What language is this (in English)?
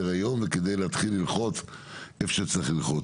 Hebrew